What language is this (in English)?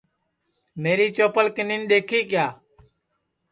Sansi